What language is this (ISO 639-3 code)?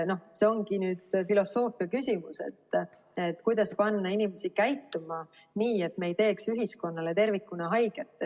est